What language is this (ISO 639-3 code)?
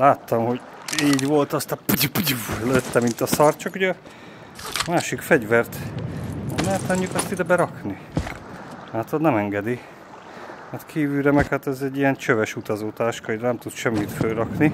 hun